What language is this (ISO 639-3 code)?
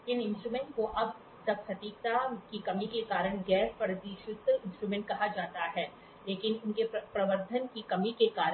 hin